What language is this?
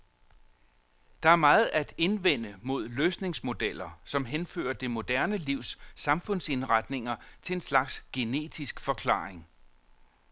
Danish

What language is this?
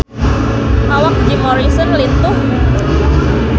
Sundanese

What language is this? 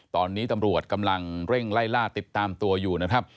Thai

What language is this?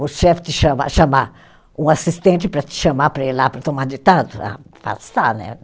Portuguese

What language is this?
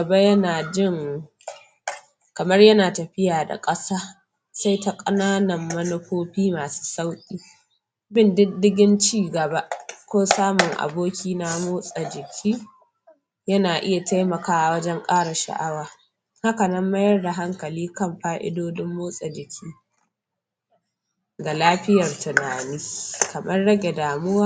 Hausa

